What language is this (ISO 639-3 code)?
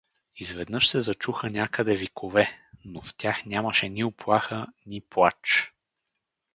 bul